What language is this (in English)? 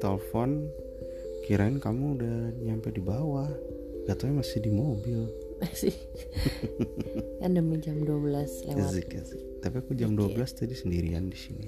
Indonesian